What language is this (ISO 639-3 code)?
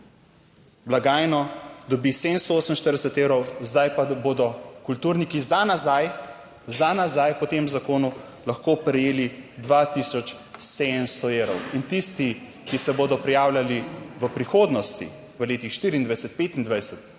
slv